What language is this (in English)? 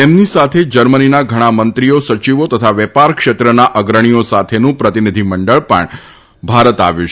Gujarati